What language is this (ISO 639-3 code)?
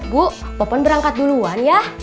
ind